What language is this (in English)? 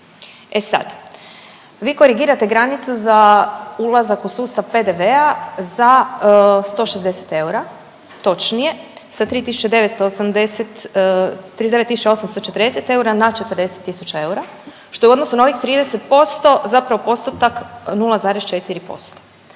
Croatian